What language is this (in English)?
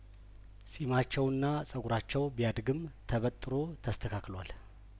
Amharic